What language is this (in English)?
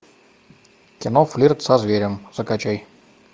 Russian